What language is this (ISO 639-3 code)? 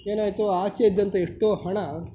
kan